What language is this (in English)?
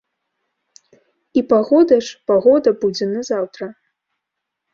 Belarusian